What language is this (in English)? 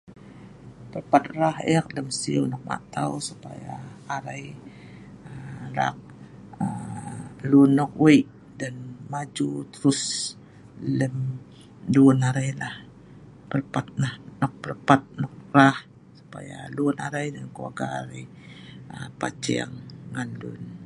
Sa'ban